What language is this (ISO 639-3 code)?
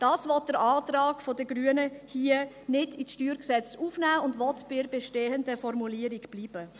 gsw